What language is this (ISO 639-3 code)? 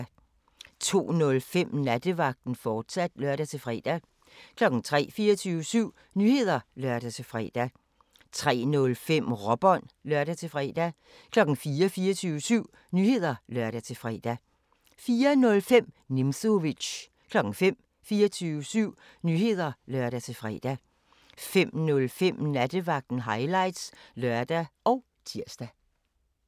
dan